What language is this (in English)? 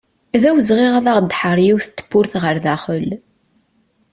Kabyle